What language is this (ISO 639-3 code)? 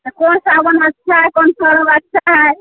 mai